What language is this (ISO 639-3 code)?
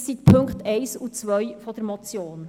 gsw